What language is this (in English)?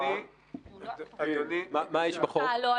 Hebrew